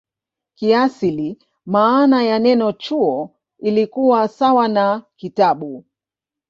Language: Swahili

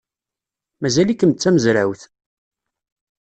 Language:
Kabyle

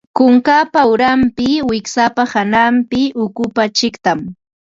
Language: Ambo-Pasco Quechua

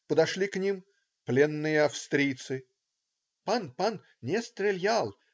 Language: Russian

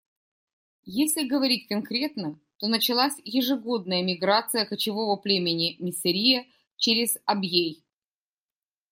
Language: Russian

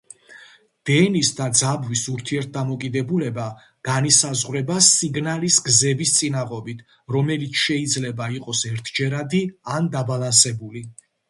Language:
Georgian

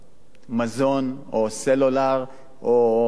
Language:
Hebrew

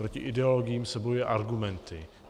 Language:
Czech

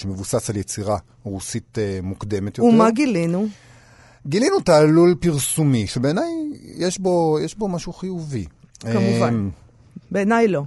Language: Hebrew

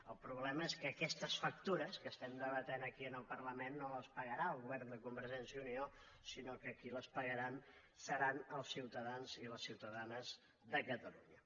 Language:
Catalan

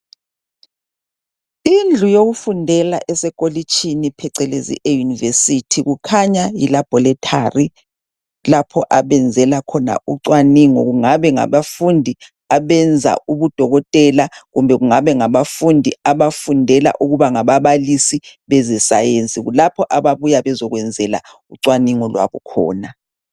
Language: North Ndebele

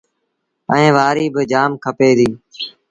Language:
Sindhi Bhil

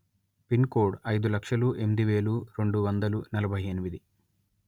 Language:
Telugu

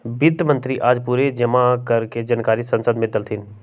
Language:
Magahi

